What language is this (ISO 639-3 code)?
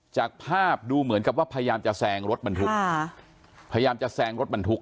tha